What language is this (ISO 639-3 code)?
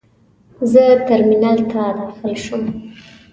pus